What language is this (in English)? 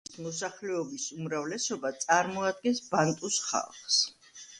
Georgian